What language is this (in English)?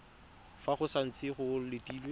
Tswana